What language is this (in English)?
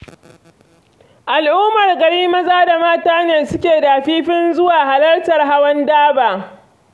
Hausa